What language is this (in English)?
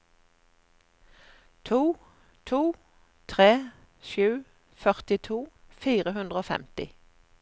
Norwegian